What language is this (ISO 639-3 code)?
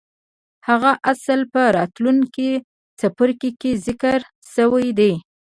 pus